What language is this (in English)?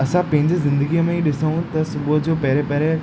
Sindhi